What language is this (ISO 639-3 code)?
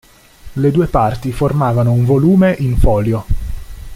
ita